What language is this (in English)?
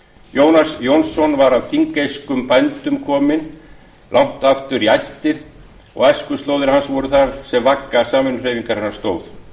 Icelandic